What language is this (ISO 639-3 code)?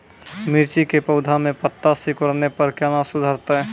mai